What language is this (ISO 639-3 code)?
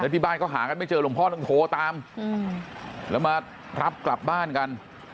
tha